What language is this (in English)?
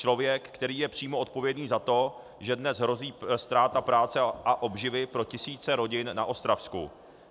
Czech